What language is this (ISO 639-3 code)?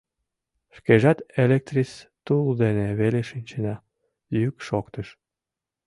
chm